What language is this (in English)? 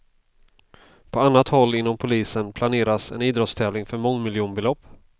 Swedish